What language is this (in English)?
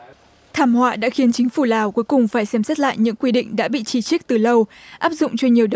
Vietnamese